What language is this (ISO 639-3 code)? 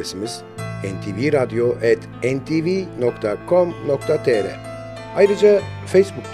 tur